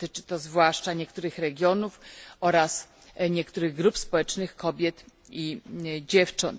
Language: Polish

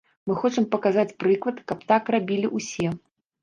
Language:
Belarusian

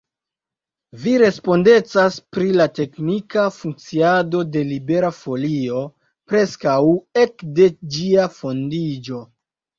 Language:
Esperanto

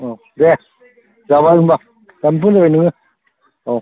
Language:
Bodo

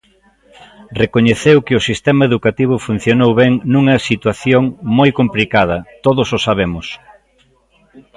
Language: Galician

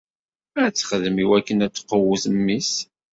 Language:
Kabyle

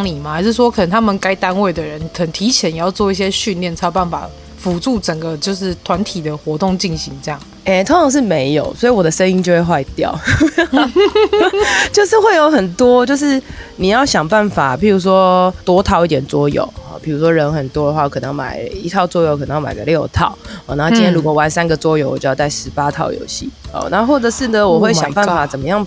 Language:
Chinese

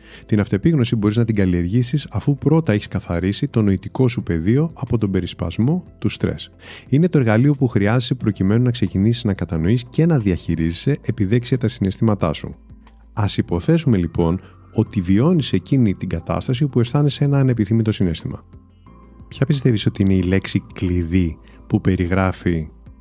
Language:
Greek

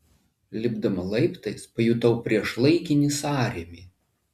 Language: Lithuanian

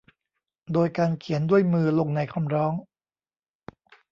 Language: Thai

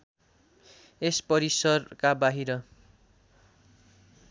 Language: Nepali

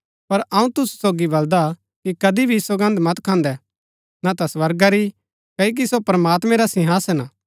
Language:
Gaddi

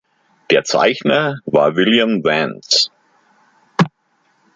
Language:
German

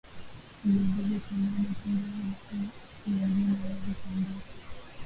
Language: Swahili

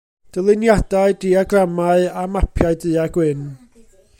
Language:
Welsh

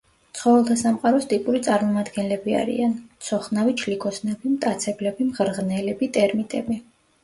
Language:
Georgian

